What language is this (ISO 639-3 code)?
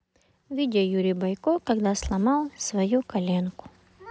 rus